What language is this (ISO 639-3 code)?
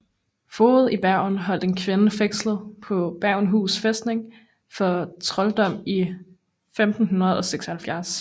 dan